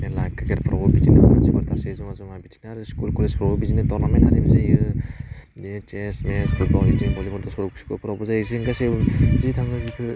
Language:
Bodo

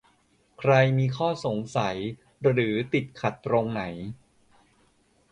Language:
Thai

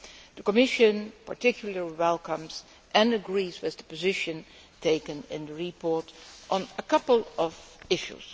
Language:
English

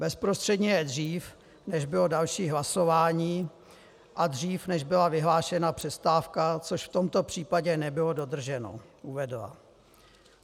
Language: Czech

